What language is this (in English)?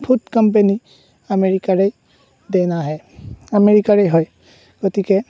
Assamese